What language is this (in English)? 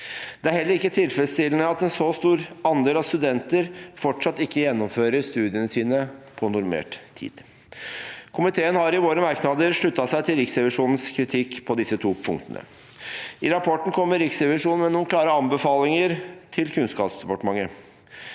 Norwegian